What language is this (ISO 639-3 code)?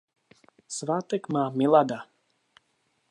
ces